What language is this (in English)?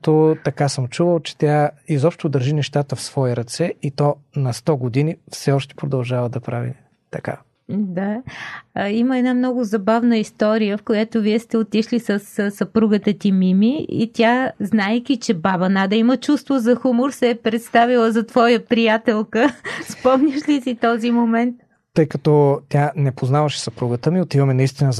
Bulgarian